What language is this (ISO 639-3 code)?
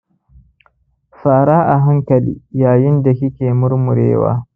hau